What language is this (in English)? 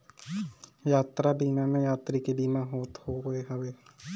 Bhojpuri